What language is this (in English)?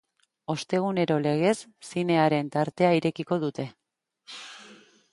Basque